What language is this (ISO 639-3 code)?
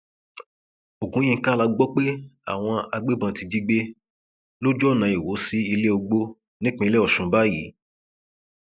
yor